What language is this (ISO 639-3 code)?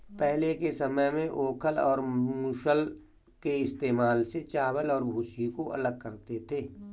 hin